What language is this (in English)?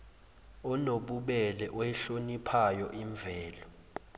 Zulu